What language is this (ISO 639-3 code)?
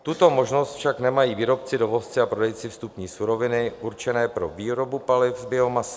ces